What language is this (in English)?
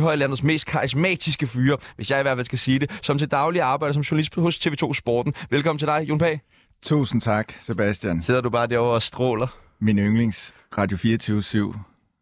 Danish